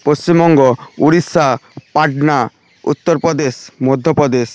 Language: Bangla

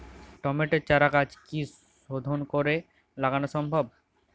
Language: Bangla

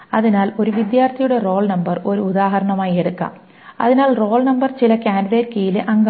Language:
Malayalam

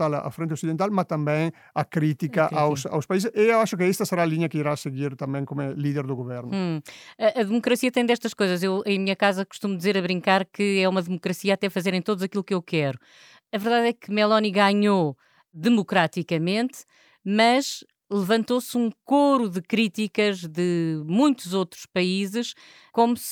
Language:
Portuguese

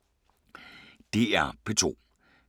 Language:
Danish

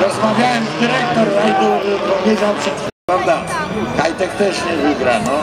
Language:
Polish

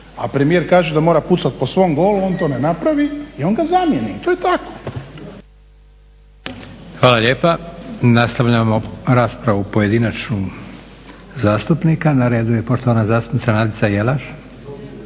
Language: Croatian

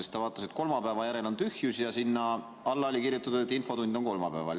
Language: Estonian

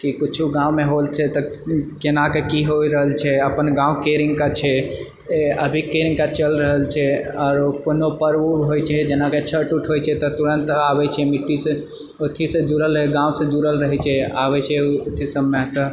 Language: Maithili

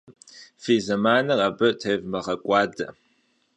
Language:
Kabardian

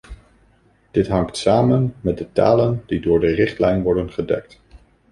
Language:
Dutch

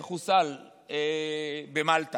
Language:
Hebrew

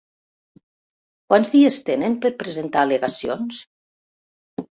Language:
Catalan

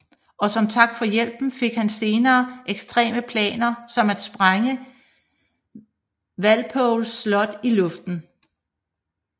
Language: Danish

